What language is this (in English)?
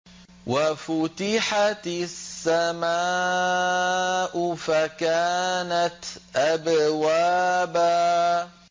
Arabic